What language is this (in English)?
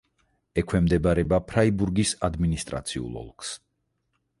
Georgian